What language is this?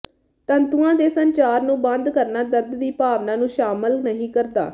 Punjabi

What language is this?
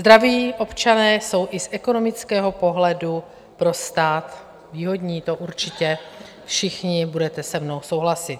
Czech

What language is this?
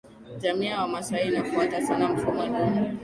Swahili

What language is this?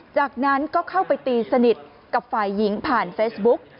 Thai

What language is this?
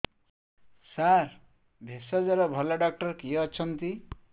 Odia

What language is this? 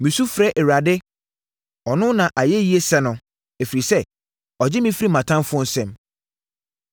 Akan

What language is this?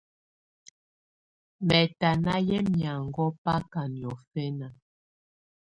Tunen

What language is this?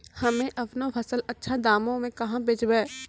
Maithili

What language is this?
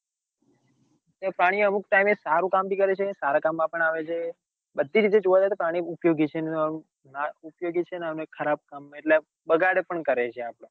Gujarati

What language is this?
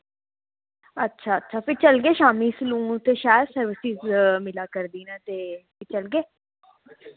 Dogri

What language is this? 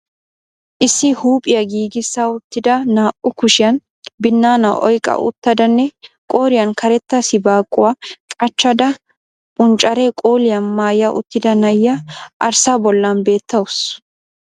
Wolaytta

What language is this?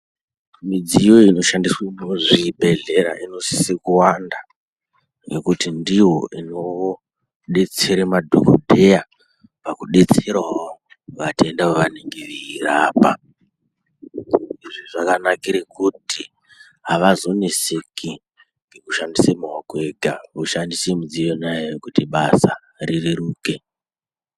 Ndau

